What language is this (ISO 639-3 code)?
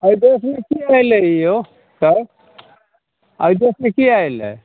mai